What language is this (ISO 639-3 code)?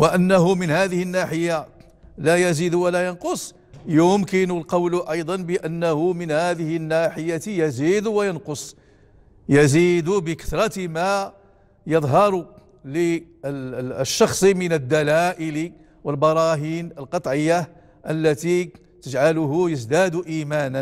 ara